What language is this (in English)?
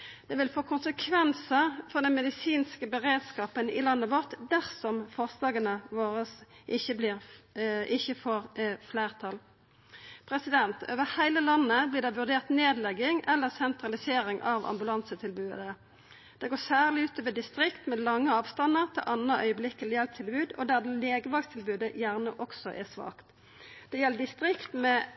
Norwegian Nynorsk